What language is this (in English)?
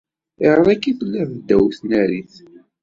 Kabyle